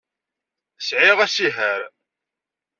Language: Kabyle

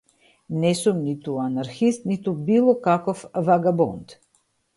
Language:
Macedonian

